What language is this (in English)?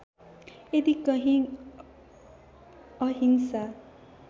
Nepali